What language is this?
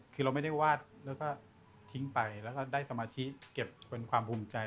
Thai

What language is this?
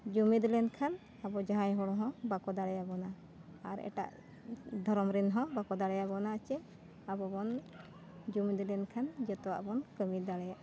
Santali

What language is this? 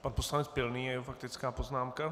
Czech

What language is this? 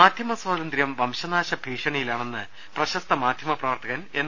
Malayalam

